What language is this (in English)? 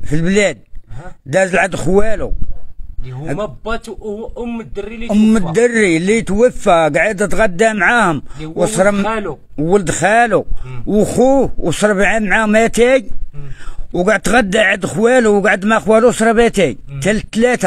Arabic